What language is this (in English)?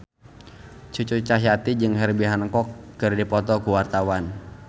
Sundanese